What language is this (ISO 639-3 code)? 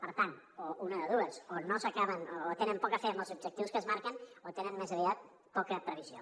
cat